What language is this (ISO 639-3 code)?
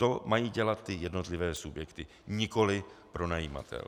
ces